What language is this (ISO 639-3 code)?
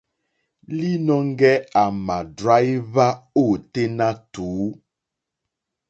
bri